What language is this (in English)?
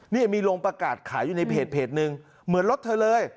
Thai